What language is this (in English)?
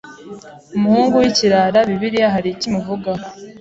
Kinyarwanda